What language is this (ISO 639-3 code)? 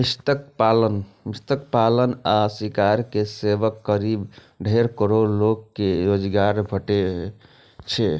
mai